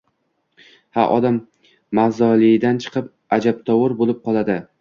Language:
Uzbek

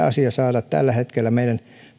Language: Finnish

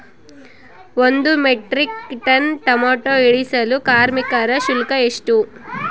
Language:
Kannada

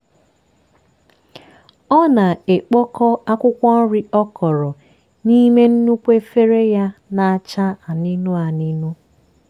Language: Igbo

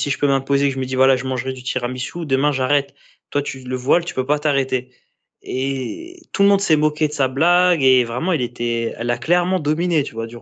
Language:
French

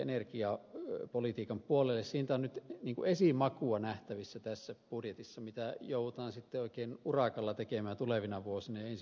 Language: Finnish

